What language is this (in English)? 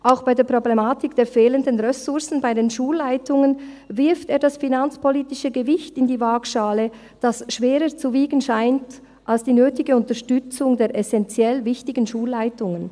Swiss German